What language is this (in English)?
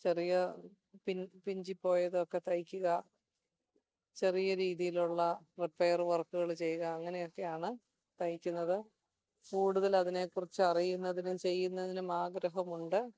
Malayalam